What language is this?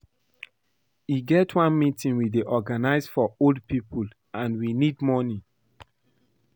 Nigerian Pidgin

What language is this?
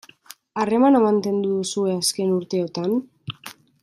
Basque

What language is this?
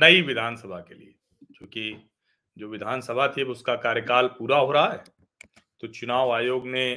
Hindi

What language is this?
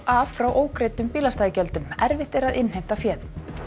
Icelandic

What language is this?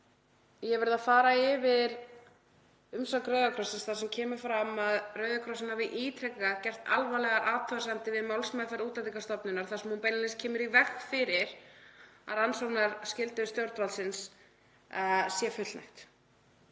Icelandic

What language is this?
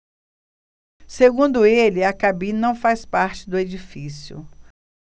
Portuguese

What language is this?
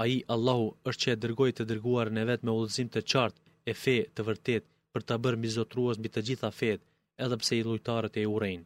Greek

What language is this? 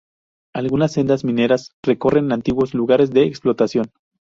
Spanish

